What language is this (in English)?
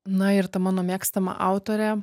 Lithuanian